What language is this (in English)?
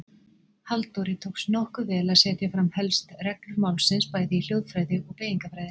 Icelandic